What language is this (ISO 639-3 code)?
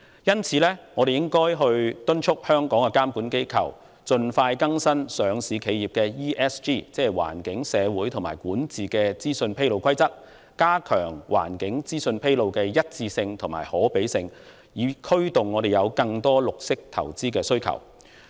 yue